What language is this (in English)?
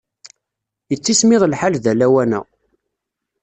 Kabyle